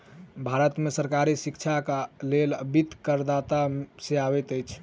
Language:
Maithili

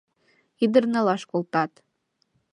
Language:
Mari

